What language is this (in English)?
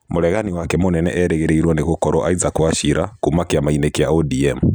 Kikuyu